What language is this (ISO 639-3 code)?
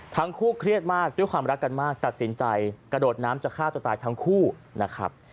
tha